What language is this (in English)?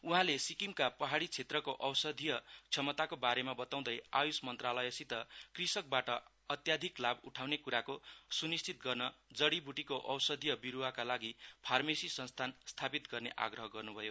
Nepali